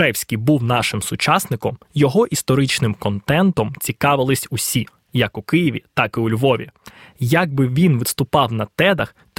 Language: Ukrainian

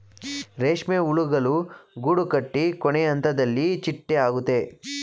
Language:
Kannada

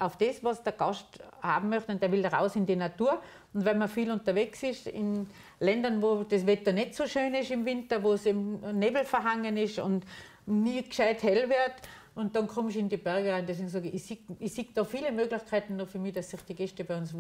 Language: German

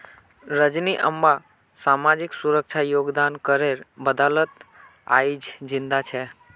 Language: Magahi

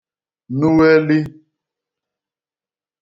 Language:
Igbo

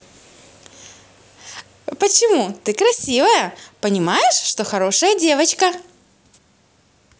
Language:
Russian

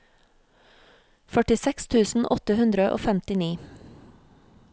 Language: Norwegian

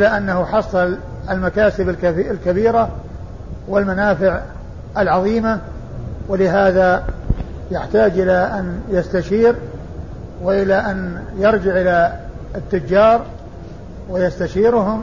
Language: Arabic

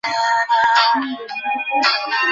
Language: Bangla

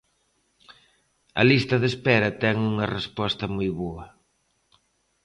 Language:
Galician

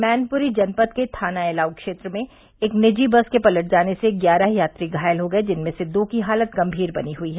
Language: Hindi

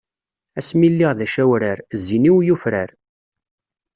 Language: Kabyle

